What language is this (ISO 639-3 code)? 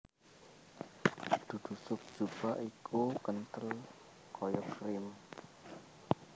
jav